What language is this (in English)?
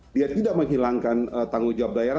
Indonesian